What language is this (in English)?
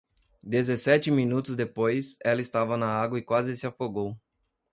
Portuguese